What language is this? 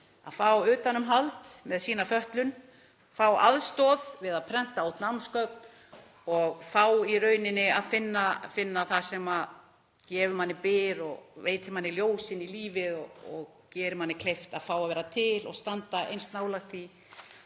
Icelandic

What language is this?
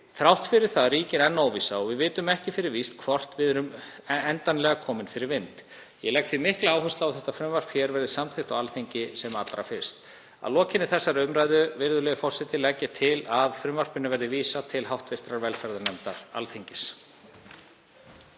Icelandic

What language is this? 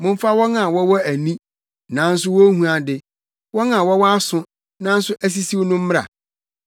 Akan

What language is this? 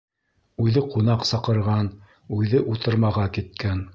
Bashkir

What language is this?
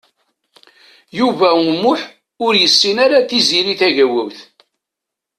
Kabyle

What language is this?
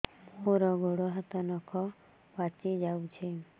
Odia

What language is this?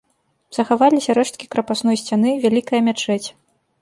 Belarusian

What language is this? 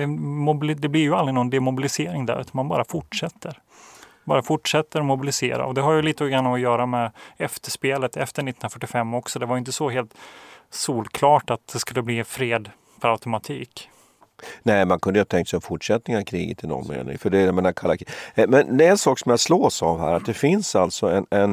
Swedish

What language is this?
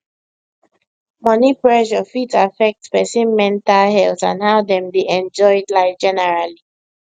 Nigerian Pidgin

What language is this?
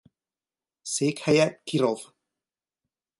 Hungarian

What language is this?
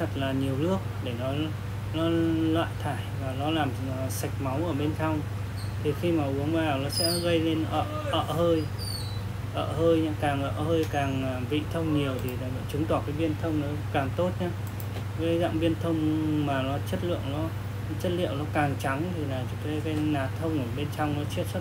Vietnamese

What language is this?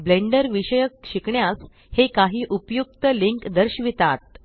Marathi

